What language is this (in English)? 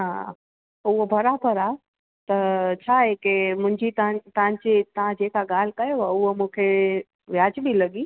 Sindhi